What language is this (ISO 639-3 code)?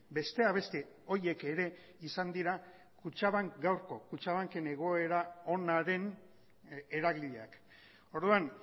eus